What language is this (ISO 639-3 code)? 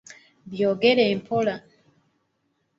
lug